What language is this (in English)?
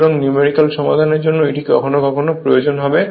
Bangla